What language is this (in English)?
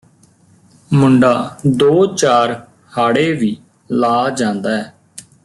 Punjabi